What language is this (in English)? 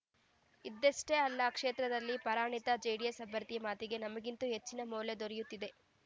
Kannada